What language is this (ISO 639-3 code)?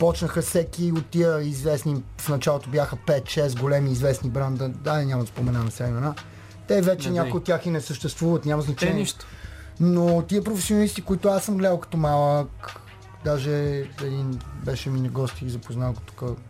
bul